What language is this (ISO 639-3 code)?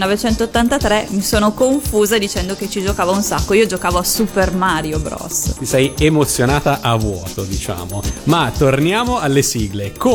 ita